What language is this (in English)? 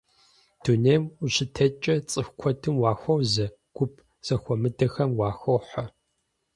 Kabardian